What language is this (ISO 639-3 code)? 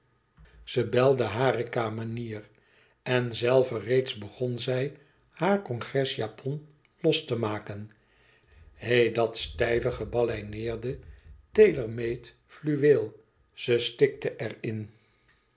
nld